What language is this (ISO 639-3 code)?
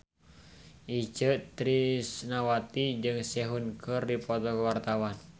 sun